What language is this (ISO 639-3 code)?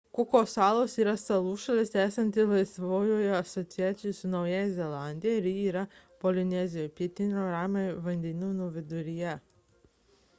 lit